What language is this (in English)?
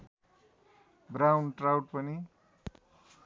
Nepali